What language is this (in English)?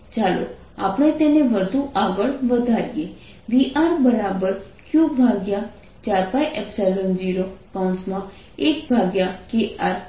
Gujarati